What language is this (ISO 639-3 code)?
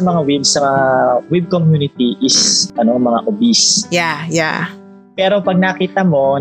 fil